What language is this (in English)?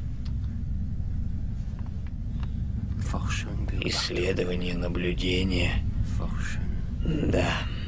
Russian